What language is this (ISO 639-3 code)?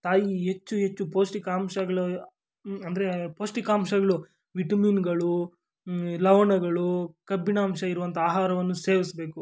kan